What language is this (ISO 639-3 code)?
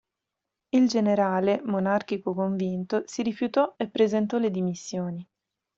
ita